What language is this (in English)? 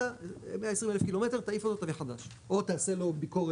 Hebrew